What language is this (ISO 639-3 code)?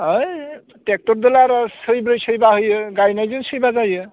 brx